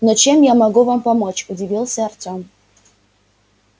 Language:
Russian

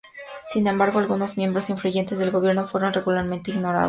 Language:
Spanish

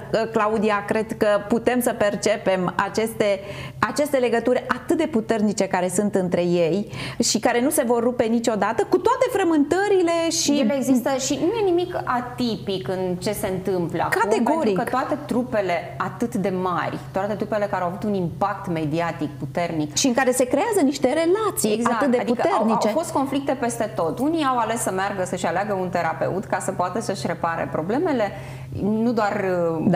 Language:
Romanian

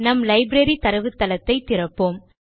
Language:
Tamil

